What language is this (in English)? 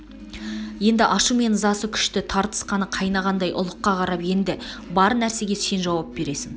Kazakh